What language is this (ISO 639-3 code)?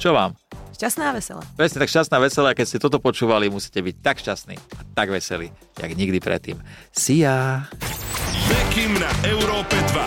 slk